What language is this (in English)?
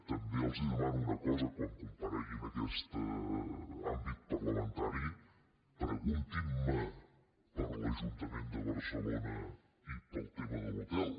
Catalan